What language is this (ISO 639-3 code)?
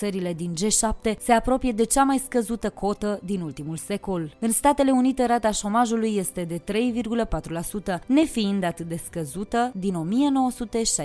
ron